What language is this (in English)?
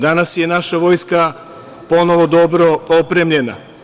Serbian